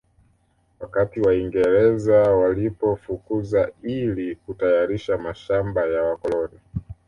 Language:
Swahili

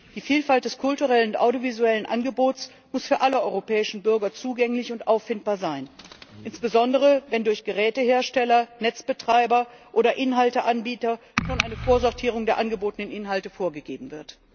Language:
German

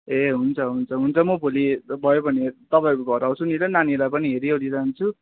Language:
Nepali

